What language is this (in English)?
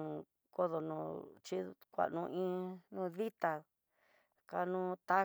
Tidaá Mixtec